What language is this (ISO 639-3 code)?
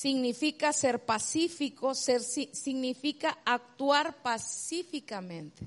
spa